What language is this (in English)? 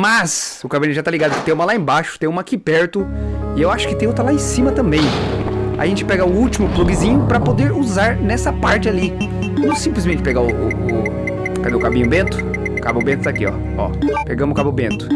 Portuguese